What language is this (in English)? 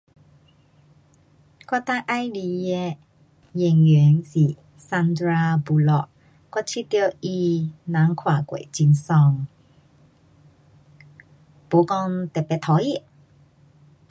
Pu-Xian Chinese